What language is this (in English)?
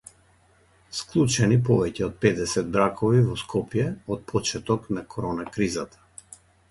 Macedonian